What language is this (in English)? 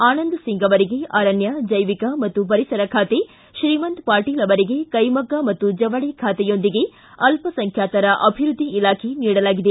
Kannada